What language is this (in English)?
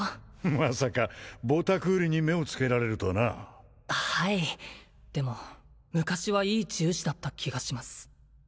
Japanese